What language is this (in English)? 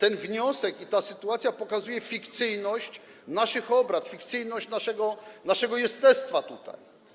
Polish